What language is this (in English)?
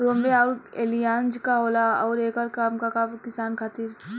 Bhojpuri